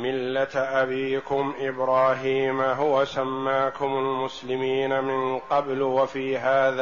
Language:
Arabic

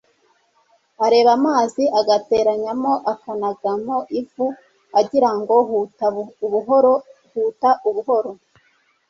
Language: Kinyarwanda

